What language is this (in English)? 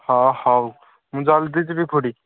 Odia